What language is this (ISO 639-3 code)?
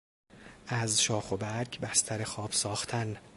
fas